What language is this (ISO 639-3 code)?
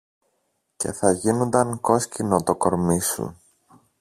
ell